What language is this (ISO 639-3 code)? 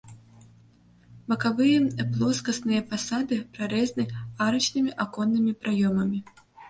bel